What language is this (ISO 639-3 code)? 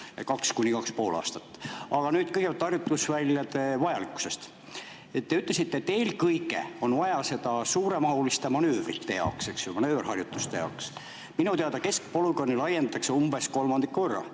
est